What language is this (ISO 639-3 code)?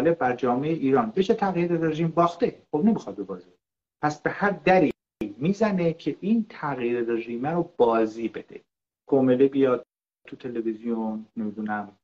fas